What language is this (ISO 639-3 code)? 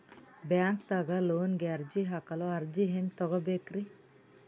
kan